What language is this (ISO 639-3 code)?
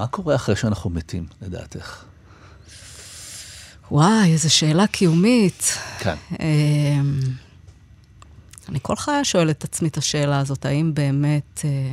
heb